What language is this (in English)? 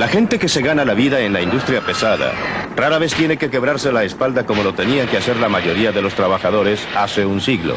Spanish